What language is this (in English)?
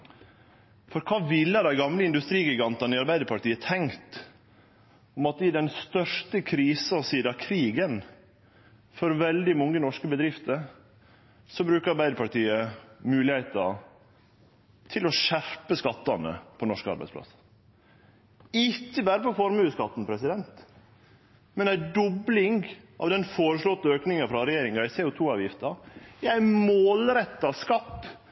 Norwegian Nynorsk